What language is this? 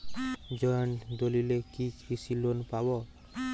Bangla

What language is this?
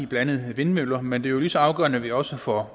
Danish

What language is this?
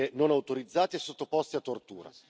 Italian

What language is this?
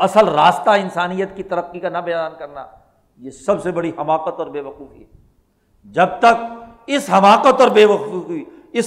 Urdu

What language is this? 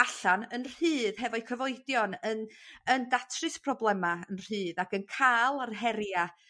Welsh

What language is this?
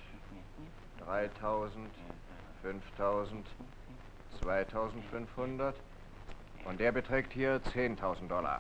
German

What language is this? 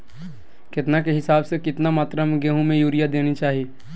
Magahi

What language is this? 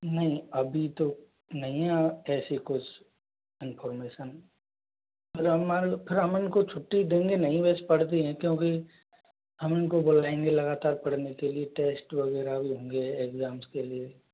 Hindi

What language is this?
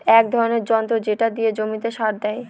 Bangla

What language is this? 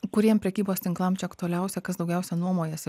Lithuanian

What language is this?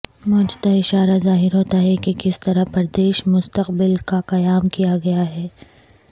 Urdu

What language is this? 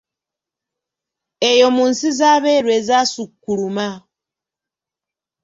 Ganda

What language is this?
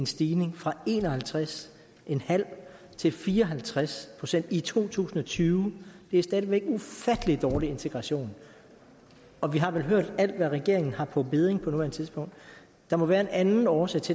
Danish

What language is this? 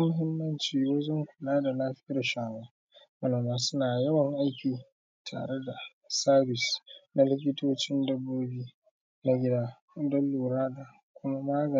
Hausa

